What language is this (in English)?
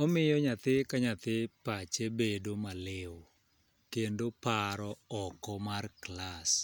Luo (Kenya and Tanzania)